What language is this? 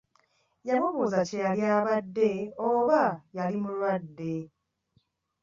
Ganda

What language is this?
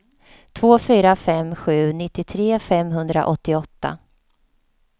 Swedish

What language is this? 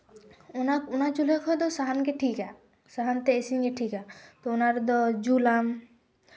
Santali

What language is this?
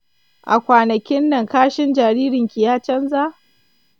Hausa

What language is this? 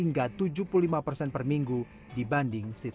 Indonesian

